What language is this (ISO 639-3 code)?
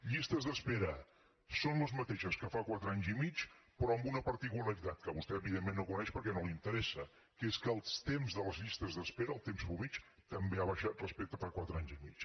cat